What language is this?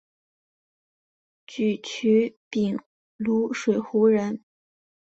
Chinese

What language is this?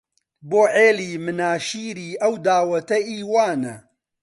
Central Kurdish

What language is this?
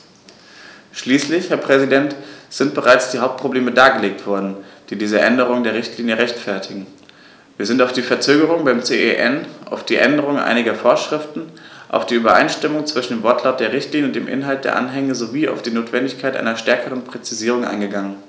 German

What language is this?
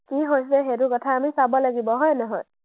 Assamese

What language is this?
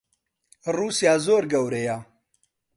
Central Kurdish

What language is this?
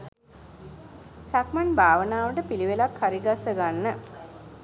Sinhala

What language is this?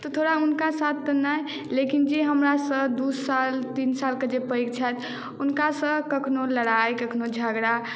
Maithili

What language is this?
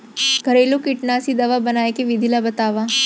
Chhattisgarhi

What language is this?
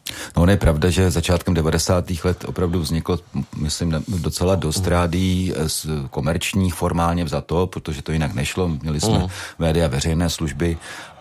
Czech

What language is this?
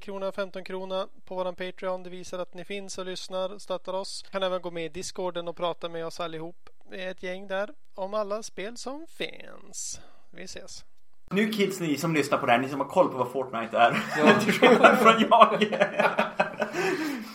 Swedish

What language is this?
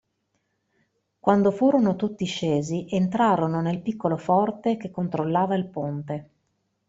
Italian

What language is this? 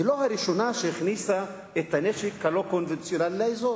Hebrew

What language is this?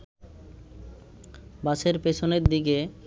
Bangla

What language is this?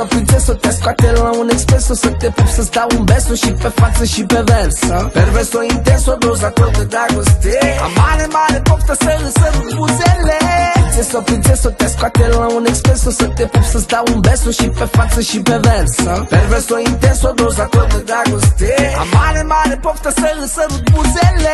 Romanian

